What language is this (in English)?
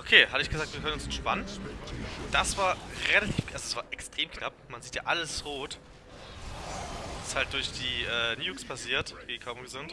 German